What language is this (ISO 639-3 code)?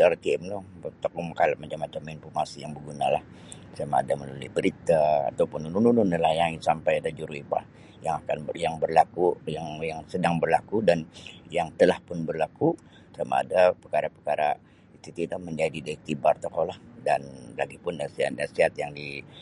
bsy